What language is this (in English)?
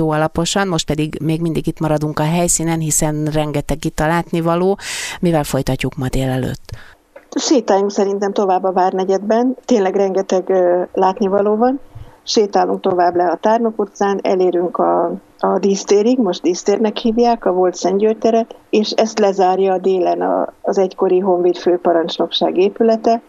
Hungarian